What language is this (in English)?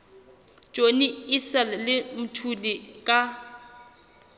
Southern Sotho